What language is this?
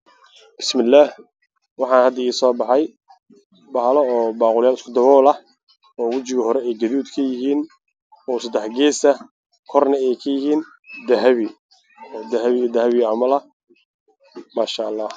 Somali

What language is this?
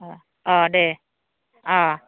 Bodo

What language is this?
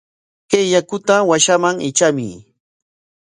Corongo Ancash Quechua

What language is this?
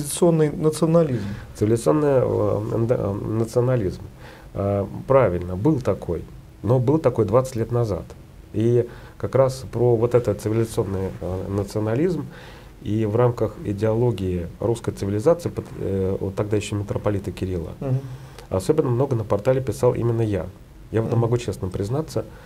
Russian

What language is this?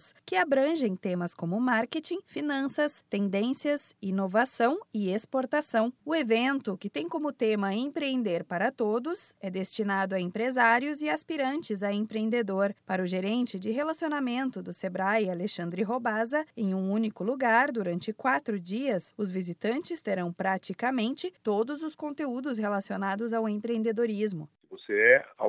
Portuguese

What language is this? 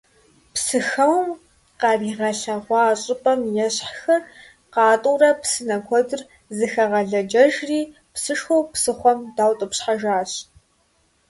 Kabardian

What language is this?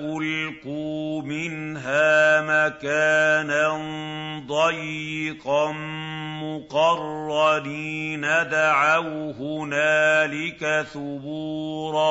Arabic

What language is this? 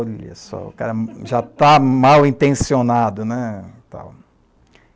Portuguese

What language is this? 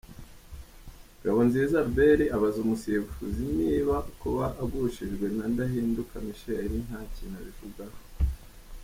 Kinyarwanda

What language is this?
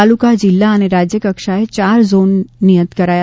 Gujarati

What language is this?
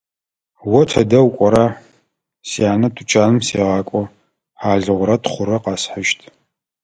Adyghe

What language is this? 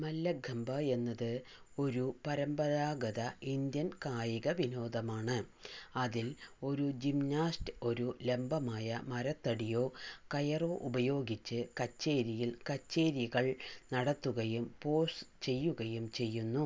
Malayalam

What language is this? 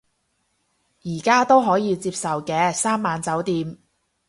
Cantonese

